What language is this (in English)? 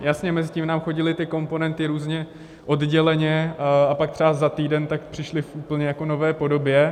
Czech